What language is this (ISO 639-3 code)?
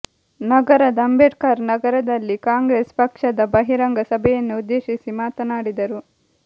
kan